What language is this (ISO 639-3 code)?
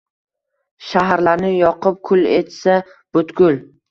uzb